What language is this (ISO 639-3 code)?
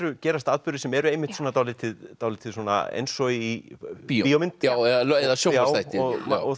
isl